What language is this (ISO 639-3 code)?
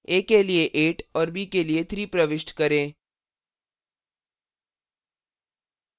hin